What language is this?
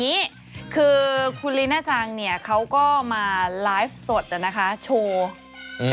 Thai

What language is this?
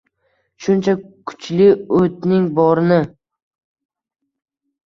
Uzbek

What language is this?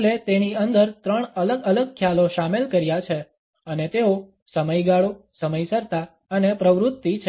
Gujarati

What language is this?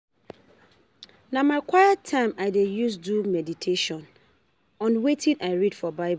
Nigerian Pidgin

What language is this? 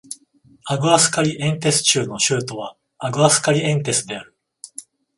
Japanese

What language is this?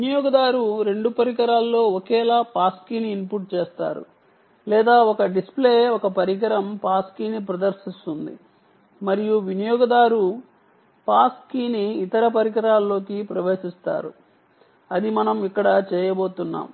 Telugu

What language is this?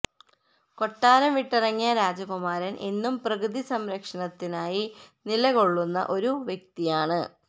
Malayalam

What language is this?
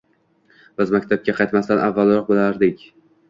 Uzbek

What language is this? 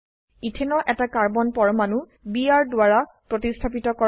Assamese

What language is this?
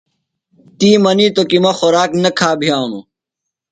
Phalura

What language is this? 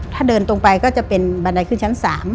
Thai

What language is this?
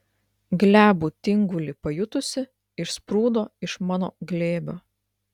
Lithuanian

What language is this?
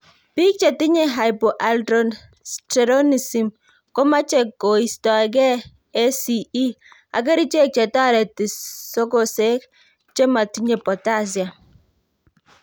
Kalenjin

